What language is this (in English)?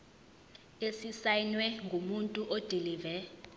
Zulu